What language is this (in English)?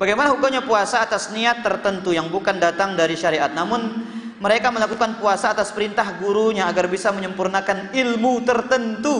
Indonesian